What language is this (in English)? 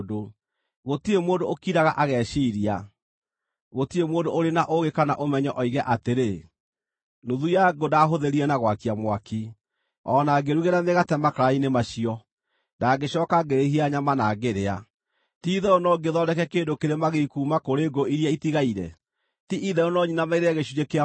Kikuyu